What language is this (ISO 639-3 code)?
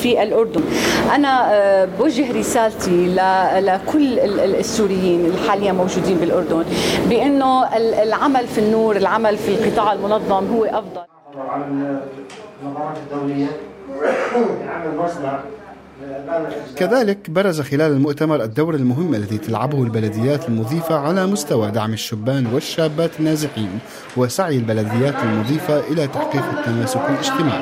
ara